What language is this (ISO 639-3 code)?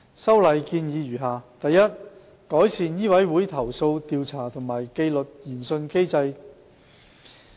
yue